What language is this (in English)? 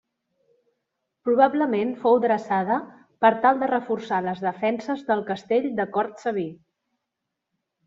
Catalan